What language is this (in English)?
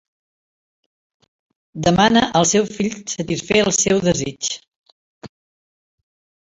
Catalan